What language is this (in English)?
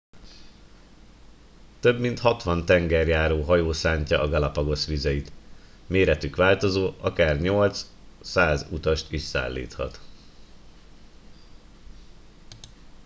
Hungarian